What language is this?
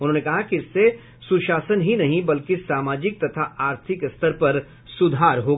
Hindi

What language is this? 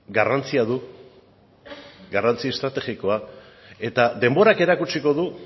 Basque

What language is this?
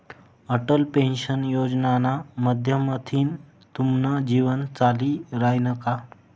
Marathi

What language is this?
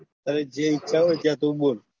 Gujarati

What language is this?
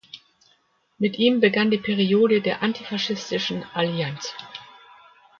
German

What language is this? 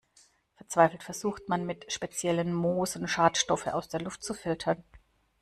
German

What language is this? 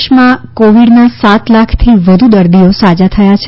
Gujarati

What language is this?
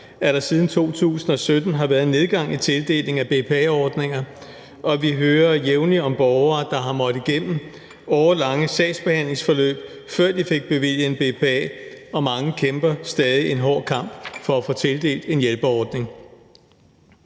Danish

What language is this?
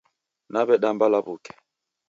Taita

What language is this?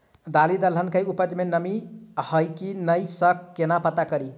Maithili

